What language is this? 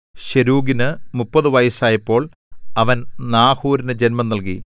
Malayalam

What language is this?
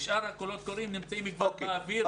Hebrew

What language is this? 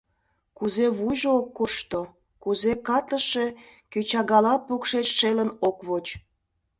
Mari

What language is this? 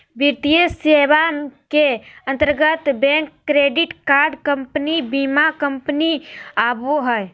Magahi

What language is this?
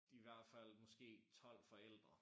Danish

